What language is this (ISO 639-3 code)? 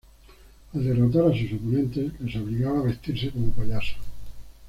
spa